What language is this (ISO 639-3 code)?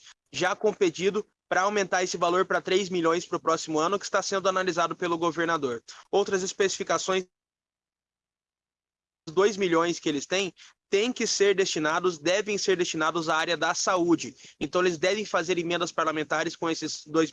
por